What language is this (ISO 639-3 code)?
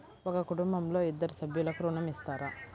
tel